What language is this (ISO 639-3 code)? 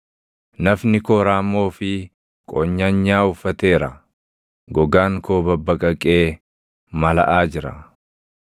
orm